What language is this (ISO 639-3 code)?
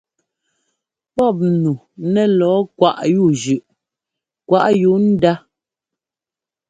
jgo